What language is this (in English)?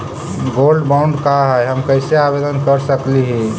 Magahi